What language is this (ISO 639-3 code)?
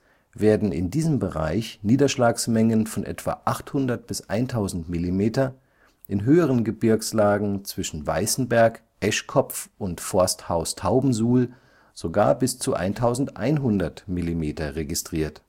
deu